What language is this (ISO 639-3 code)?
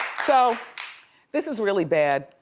eng